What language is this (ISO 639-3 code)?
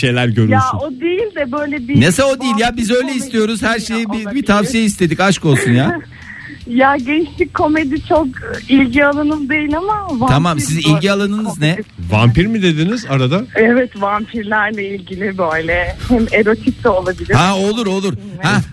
tur